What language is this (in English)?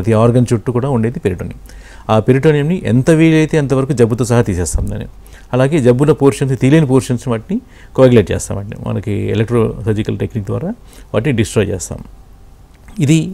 Telugu